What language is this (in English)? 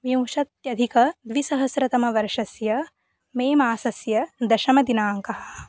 Sanskrit